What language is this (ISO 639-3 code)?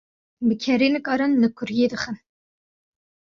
kur